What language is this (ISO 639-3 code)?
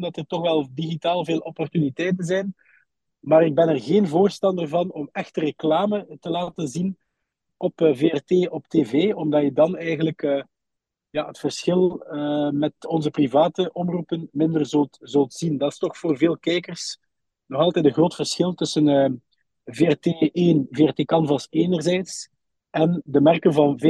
nld